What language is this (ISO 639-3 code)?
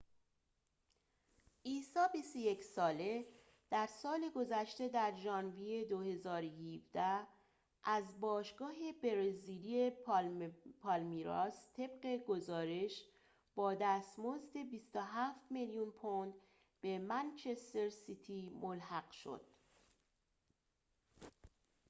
fas